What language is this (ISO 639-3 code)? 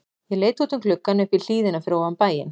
isl